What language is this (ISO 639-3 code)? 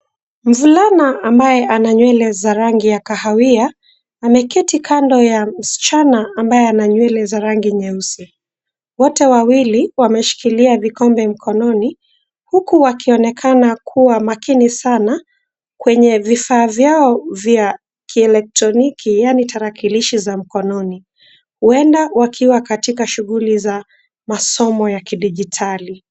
swa